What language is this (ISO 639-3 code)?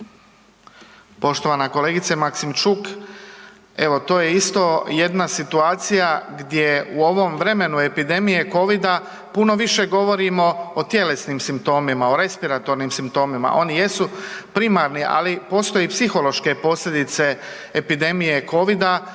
hrv